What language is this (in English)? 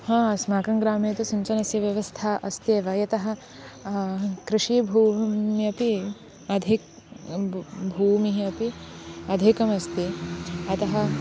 Sanskrit